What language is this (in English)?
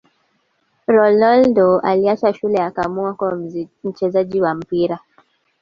Swahili